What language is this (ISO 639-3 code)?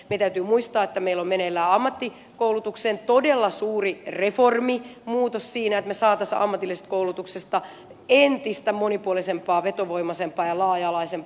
fin